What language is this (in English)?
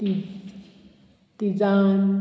Konkani